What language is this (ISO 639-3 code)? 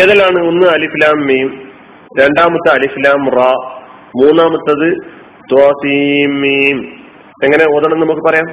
mal